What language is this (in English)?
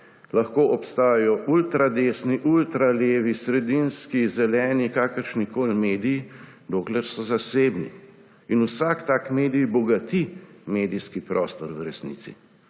Slovenian